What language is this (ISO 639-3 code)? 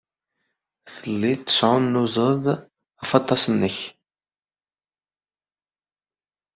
kab